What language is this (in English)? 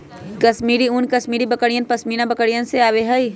Magahi